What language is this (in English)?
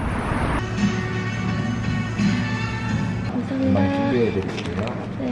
Korean